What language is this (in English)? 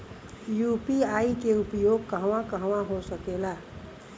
Bhojpuri